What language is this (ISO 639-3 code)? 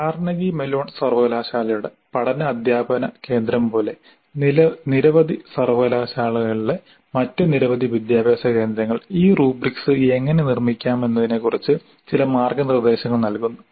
mal